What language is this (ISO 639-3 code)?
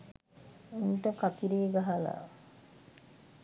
sin